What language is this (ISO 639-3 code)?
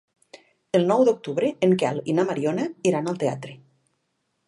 cat